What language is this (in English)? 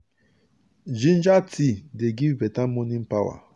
Nigerian Pidgin